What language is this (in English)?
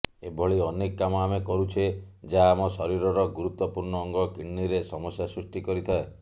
Odia